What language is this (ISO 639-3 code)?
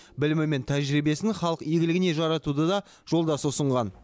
kaz